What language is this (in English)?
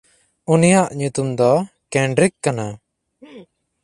Santali